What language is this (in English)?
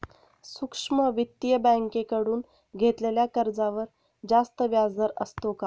Marathi